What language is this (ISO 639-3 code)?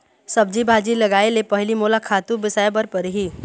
hne